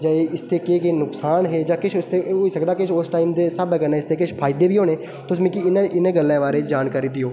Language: Dogri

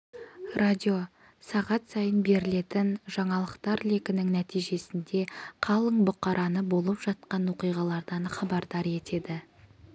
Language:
Kazakh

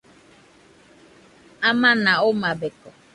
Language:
Nüpode Huitoto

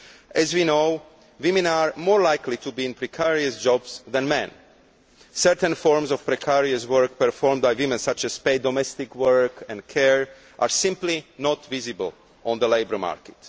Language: English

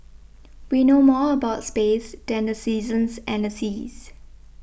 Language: English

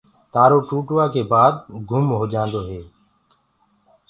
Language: Gurgula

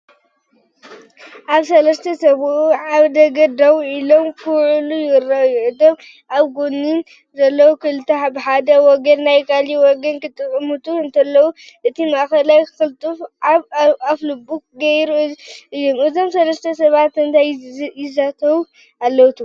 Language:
Tigrinya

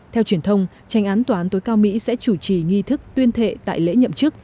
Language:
Vietnamese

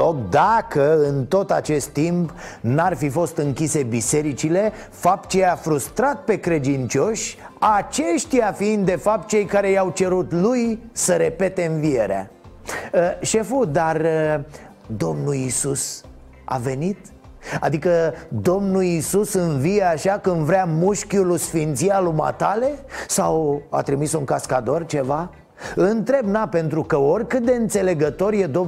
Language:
Romanian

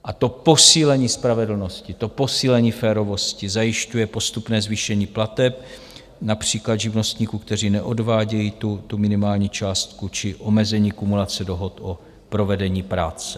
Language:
Czech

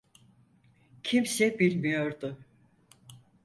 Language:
Turkish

